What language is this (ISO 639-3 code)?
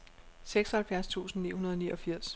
dan